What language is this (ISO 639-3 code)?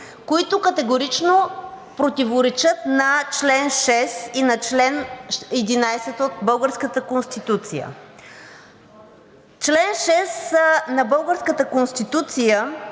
bul